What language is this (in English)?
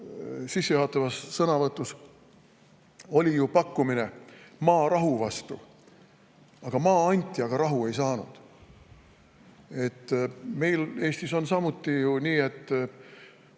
Estonian